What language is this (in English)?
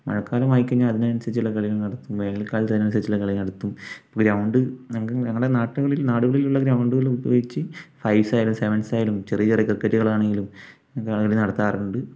Malayalam